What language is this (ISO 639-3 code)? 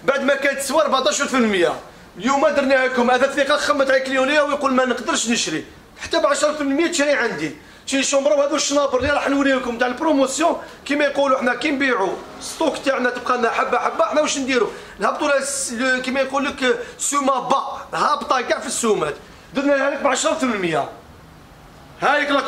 ara